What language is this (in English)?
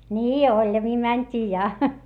Finnish